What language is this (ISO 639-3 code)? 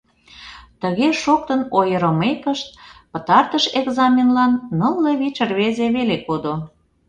chm